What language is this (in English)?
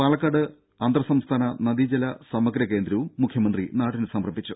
Malayalam